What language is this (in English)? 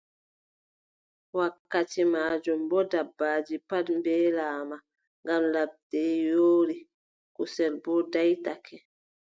Adamawa Fulfulde